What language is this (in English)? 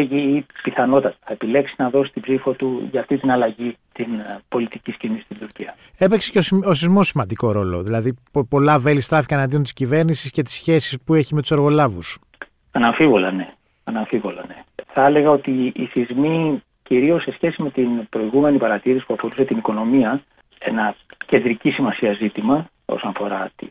Greek